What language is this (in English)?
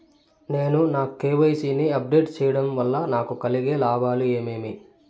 Telugu